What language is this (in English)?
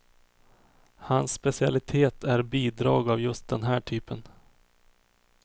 Swedish